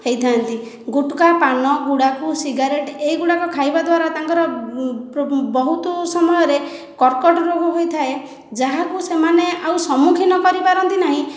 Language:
Odia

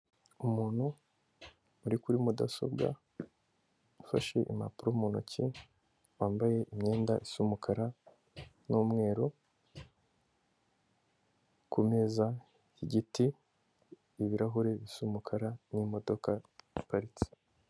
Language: Kinyarwanda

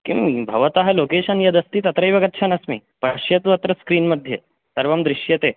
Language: Sanskrit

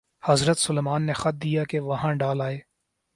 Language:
Urdu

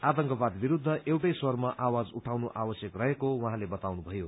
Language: Nepali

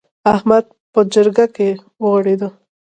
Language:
Pashto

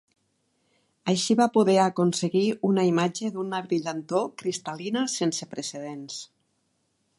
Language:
Catalan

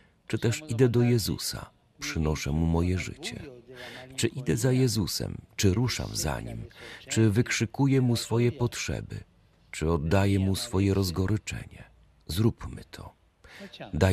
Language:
Polish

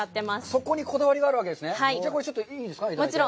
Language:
Japanese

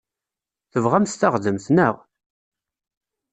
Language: Kabyle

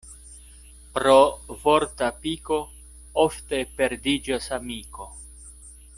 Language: Esperanto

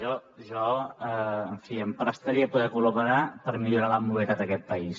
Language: Catalan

